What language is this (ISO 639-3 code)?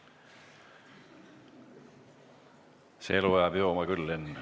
est